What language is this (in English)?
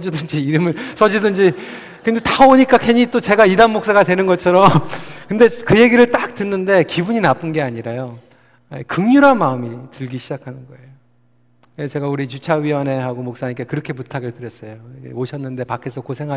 Korean